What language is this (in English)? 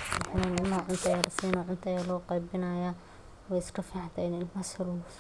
Somali